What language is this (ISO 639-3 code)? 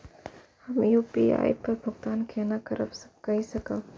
mai